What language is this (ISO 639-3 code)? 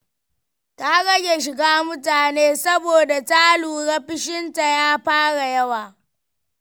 hau